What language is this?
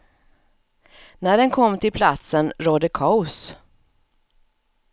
Swedish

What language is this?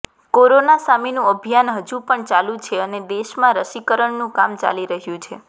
Gujarati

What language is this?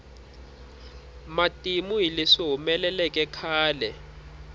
Tsonga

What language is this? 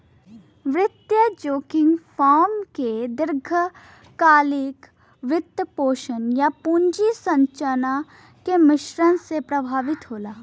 Bhojpuri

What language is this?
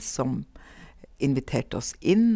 Norwegian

